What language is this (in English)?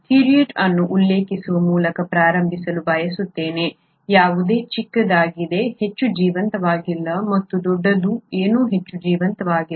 Kannada